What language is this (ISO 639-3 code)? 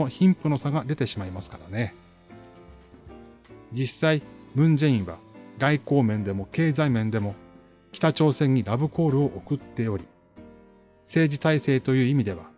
jpn